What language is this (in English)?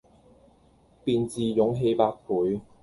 Cantonese